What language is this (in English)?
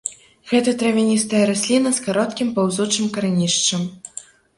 Belarusian